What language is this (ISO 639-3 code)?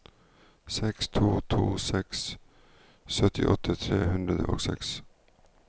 nor